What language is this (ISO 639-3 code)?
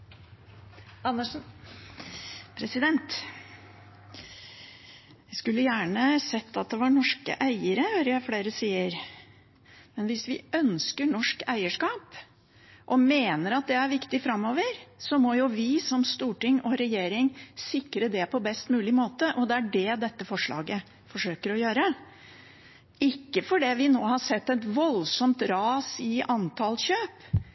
nob